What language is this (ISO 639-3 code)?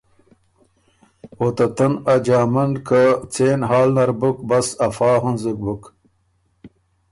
oru